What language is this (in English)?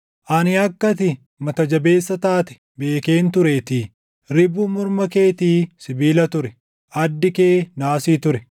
Oromo